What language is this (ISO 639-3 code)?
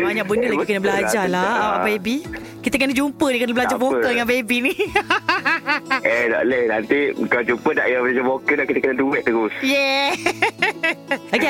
msa